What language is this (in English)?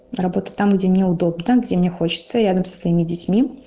Russian